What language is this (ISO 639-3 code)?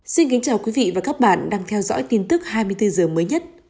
vie